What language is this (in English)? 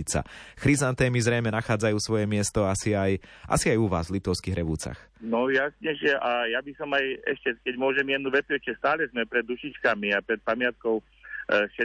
Slovak